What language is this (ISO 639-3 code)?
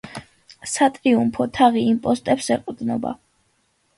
kat